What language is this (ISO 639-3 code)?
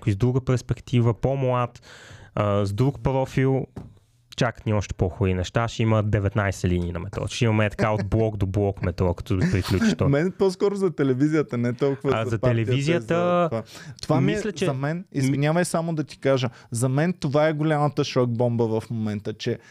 bul